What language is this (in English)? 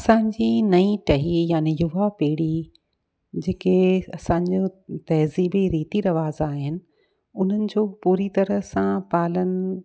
Sindhi